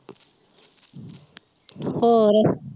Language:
Punjabi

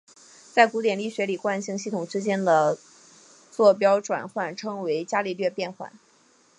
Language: Chinese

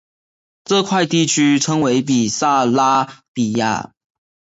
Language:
Chinese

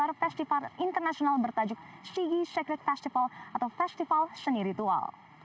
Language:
Indonesian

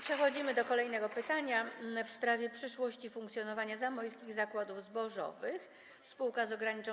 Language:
Polish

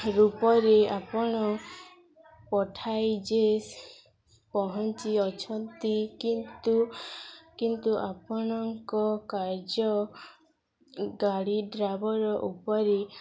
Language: Odia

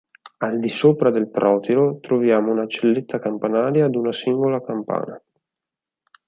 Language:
Italian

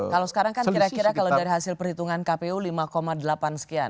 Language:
Indonesian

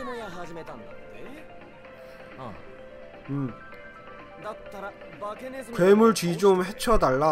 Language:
Korean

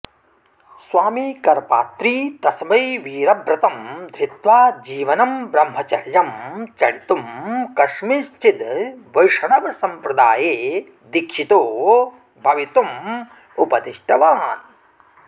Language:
Sanskrit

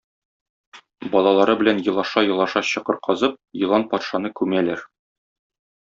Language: Tatar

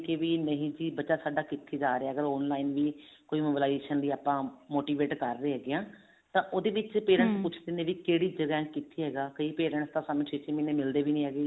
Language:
Punjabi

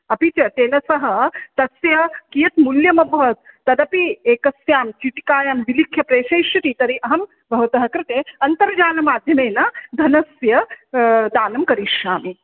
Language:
Sanskrit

